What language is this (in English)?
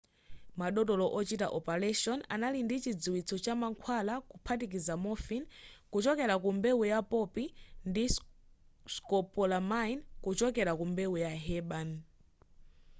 Nyanja